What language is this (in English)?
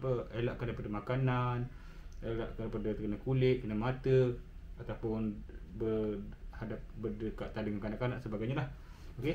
Malay